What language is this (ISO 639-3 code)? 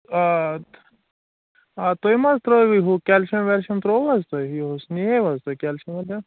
kas